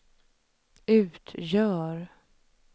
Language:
Swedish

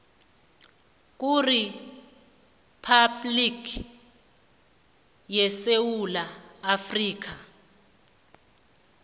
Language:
South Ndebele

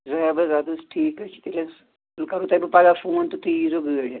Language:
Kashmiri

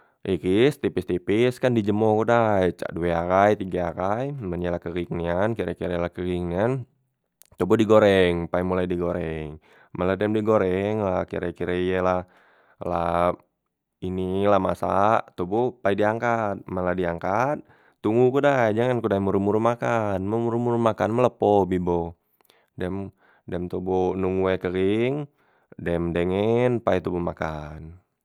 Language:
Musi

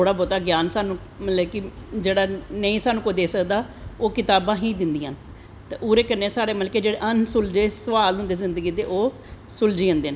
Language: Dogri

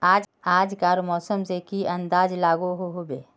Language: Magahi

